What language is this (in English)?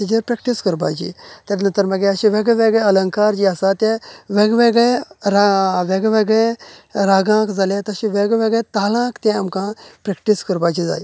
Konkani